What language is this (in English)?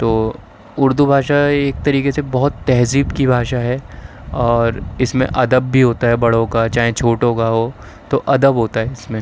Urdu